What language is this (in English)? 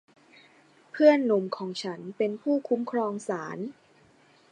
Thai